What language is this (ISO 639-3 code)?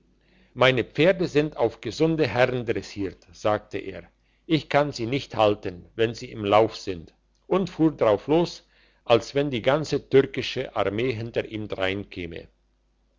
deu